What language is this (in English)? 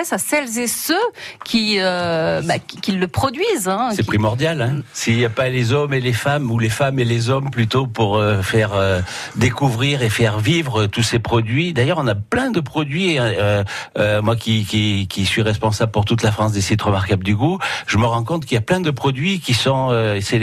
French